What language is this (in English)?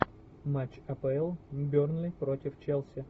Russian